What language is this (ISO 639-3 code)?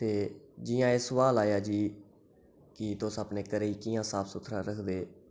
doi